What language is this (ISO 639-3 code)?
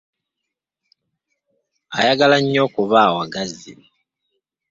lug